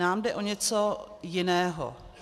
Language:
Czech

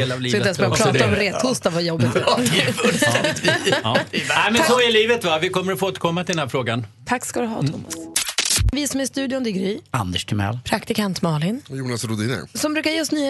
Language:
Swedish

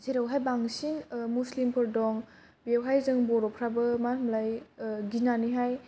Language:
Bodo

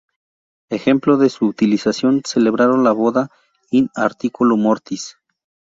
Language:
Spanish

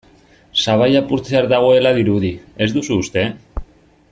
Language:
Basque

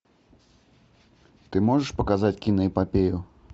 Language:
Russian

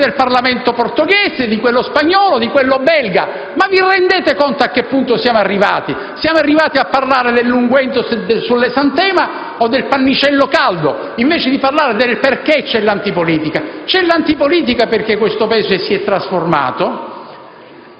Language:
Italian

